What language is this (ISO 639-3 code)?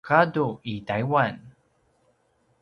pwn